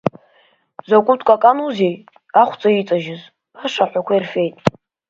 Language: Abkhazian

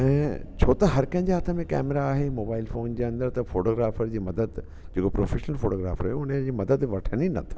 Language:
Sindhi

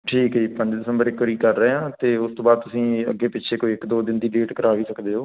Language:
Punjabi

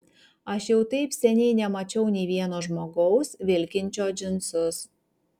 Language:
Lithuanian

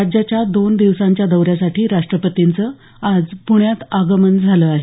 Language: Marathi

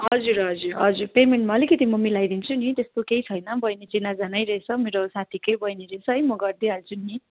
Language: Nepali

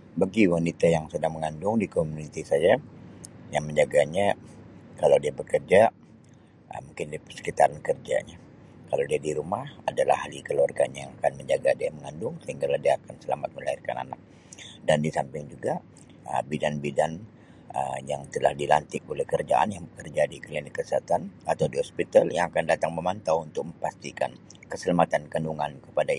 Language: Sabah Malay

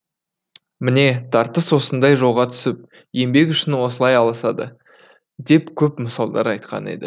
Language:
Kazakh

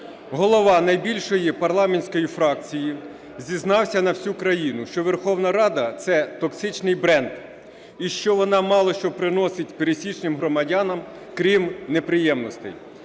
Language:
Ukrainian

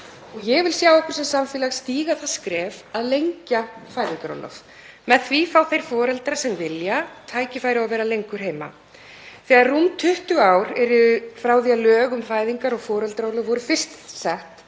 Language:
Icelandic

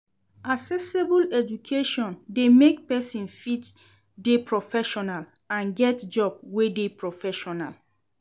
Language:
Nigerian Pidgin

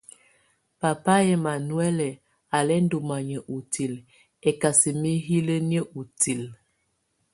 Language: Tunen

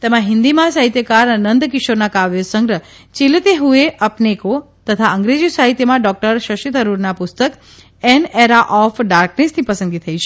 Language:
Gujarati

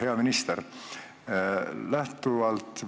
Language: Estonian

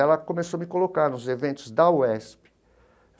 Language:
Portuguese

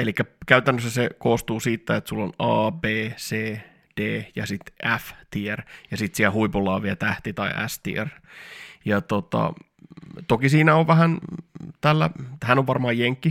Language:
Finnish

